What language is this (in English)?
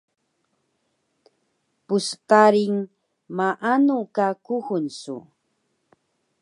Taroko